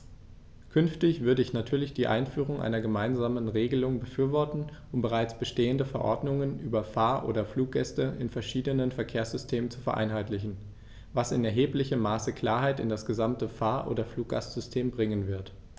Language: German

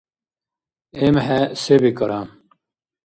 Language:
Dargwa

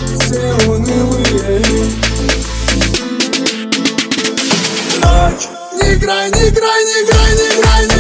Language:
Russian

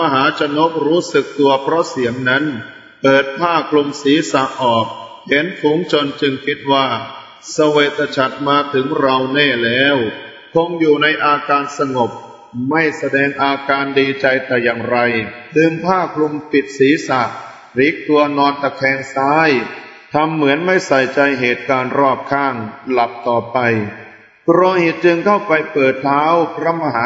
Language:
Thai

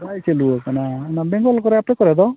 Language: Santali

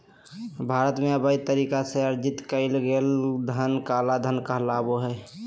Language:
Magahi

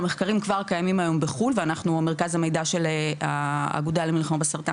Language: Hebrew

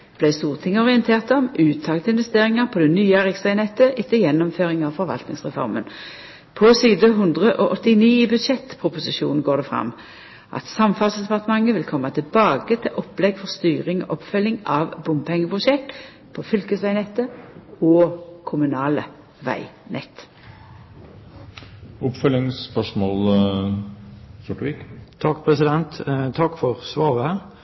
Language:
Norwegian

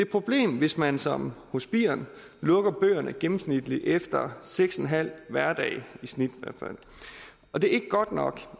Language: Danish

